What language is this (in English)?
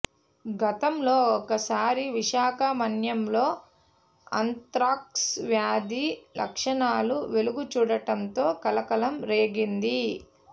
Telugu